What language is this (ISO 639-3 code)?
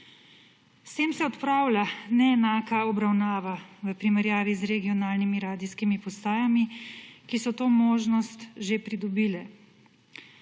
slv